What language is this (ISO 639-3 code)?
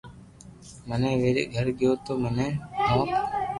lrk